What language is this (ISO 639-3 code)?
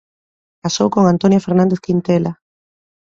glg